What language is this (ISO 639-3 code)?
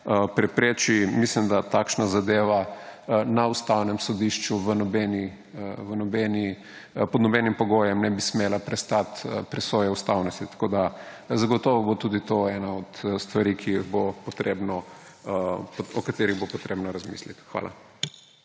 slv